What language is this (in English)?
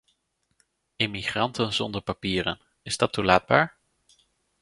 Dutch